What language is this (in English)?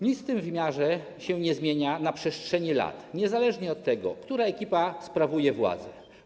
Polish